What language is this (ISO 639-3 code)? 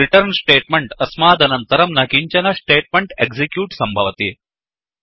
san